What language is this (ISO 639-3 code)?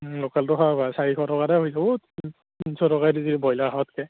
asm